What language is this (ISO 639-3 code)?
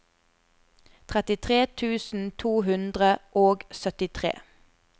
nor